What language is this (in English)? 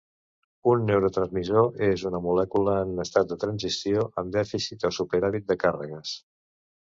Catalan